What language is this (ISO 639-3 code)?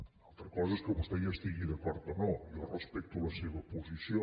cat